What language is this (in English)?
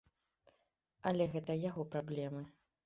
Belarusian